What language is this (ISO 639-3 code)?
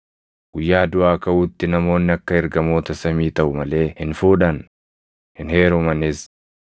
orm